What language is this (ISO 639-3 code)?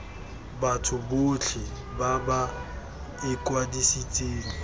tsn